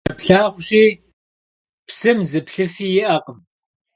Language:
Kabardian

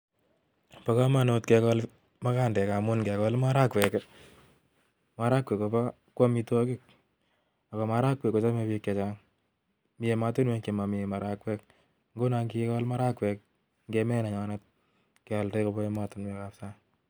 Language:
Kalenjin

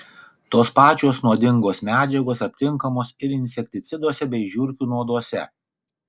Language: Lithuanian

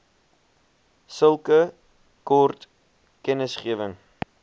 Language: Afrikaans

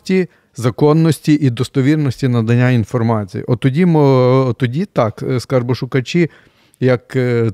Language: Ukrainian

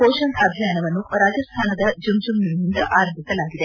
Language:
Kannada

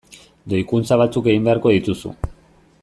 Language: Basque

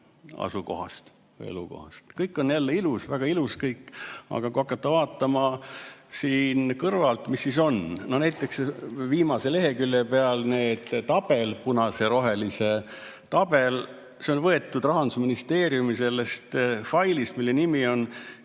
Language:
Estonian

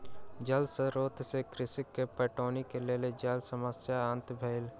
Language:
Maithili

